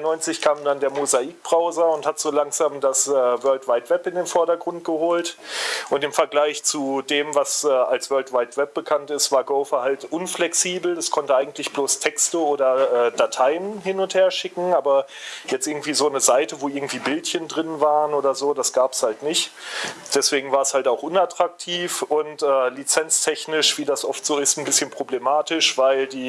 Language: German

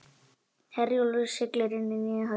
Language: Icelandic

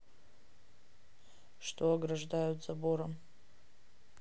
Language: Russian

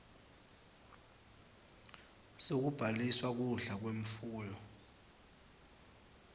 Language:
Swati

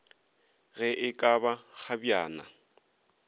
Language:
Northern Sotho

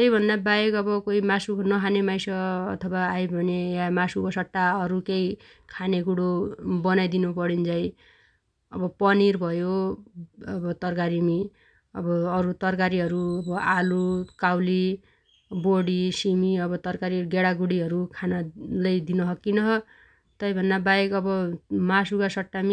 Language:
Dotyali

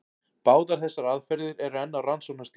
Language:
Icelandic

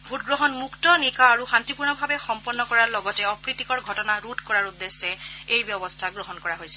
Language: Assamese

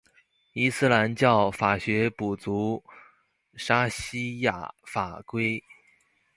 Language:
Chinese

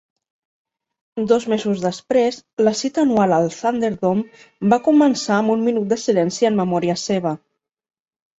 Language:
Catalan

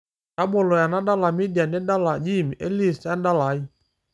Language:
Masai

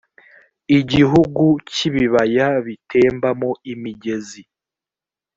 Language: Kinyarwanda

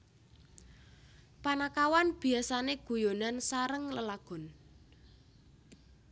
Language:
Javanese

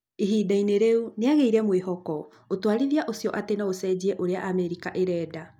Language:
Kikuyu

